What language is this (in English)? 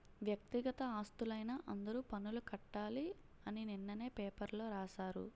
Telugu